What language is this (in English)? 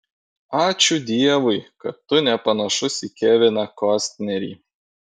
Lithuanian